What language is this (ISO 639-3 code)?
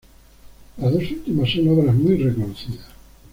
spa